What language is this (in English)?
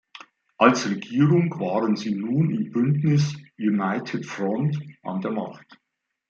German